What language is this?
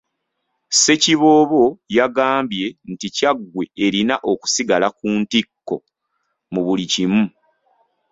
Ganda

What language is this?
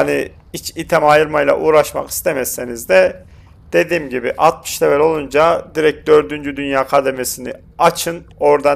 Turkish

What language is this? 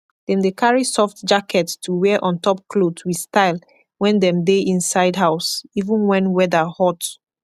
Nigerian Pidgin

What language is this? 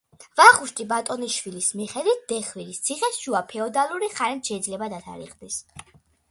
Georgian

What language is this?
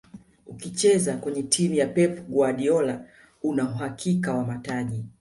Swahili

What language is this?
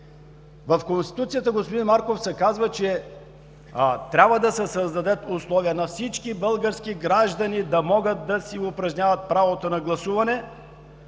Bulgarian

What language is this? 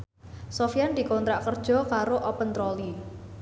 Javanese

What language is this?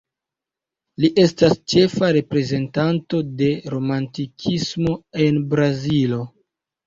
Esperanto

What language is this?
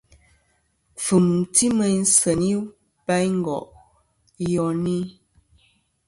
Kom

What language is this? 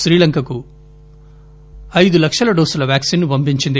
Telugu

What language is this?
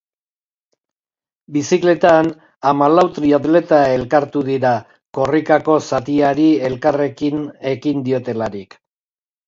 Basque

